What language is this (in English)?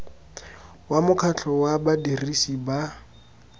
Tswana